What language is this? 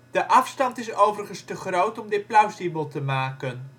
Dutch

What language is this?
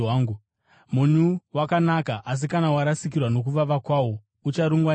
Shona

